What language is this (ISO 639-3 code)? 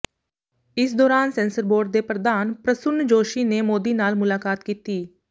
pan